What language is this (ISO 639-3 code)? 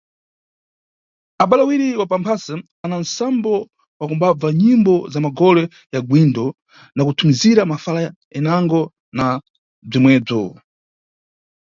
nyu